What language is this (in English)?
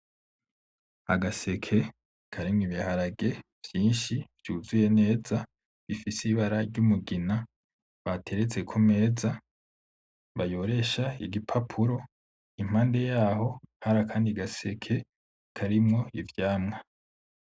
Rundi